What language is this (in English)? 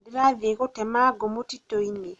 Kikuyu